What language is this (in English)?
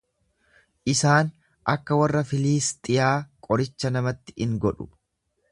Oromo